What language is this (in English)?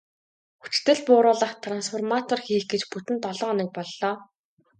Mongolian